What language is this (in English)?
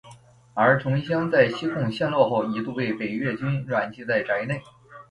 Chinese